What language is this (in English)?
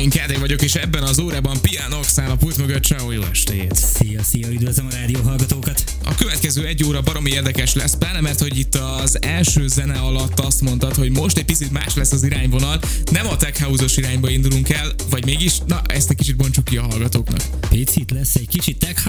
Hungarian